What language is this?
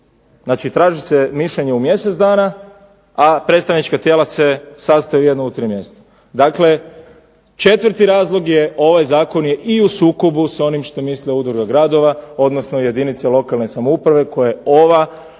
Croatian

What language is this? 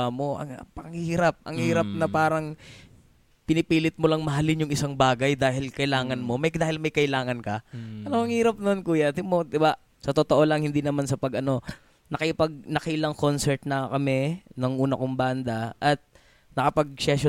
Filipino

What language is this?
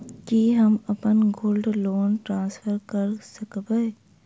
Maithili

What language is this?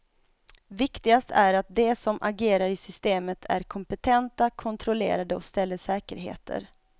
Swedish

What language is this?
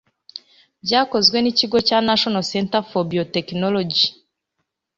Kinyarwanda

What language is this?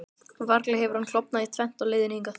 Icelandic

